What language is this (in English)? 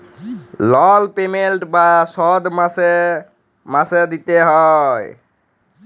Bangla